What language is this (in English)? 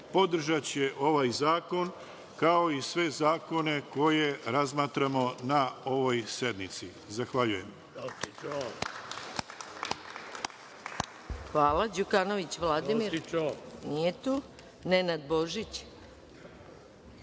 Serbian